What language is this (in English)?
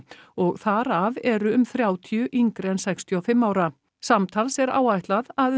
Icelandic